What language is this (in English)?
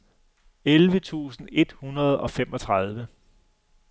Danish